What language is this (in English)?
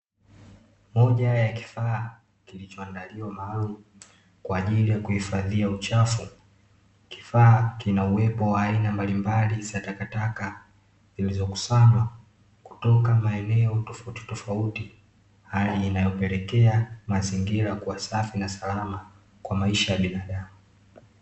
Swahili